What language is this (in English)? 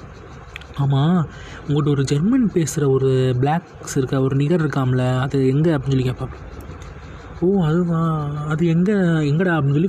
Tamil